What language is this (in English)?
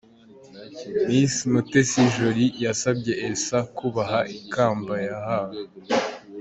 Kinyarwanda